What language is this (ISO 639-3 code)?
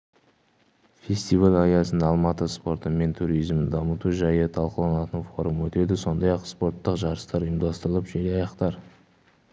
kaz